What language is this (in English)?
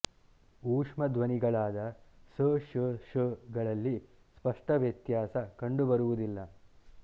Kannada